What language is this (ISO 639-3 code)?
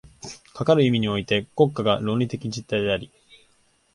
jpn